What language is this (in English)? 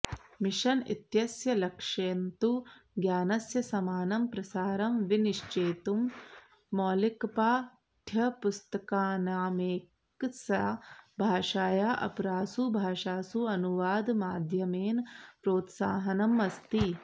Sanskrit